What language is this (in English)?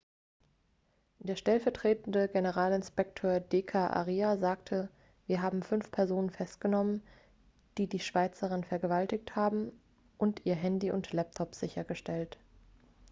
German